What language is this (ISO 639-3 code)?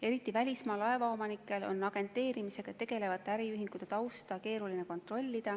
est